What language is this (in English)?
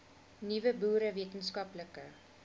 Afrikaans